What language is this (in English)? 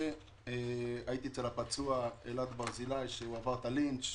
Hebrew